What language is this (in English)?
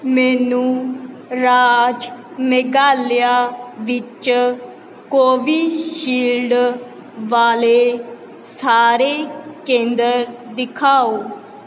Punjabi